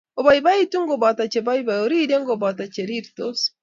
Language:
Kalenjin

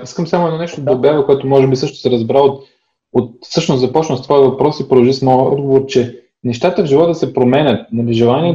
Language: Bulgarian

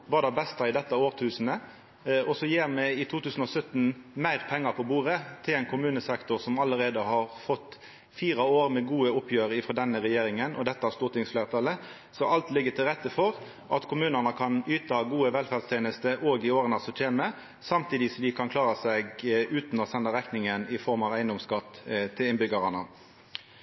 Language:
Norwegian Nynorsk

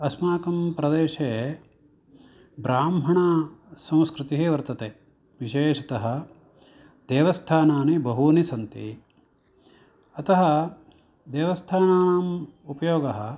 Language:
Sanskrit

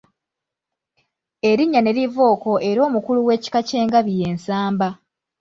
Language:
Ganda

